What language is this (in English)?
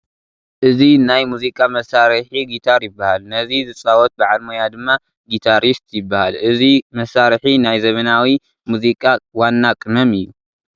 Tigrinya